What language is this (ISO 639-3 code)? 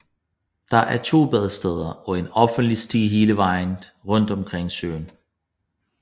dan